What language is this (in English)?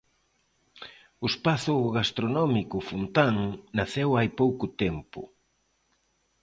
Galician